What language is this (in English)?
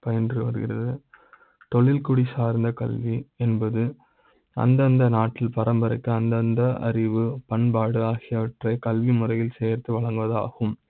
Tamil